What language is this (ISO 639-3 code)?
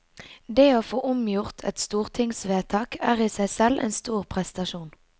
nor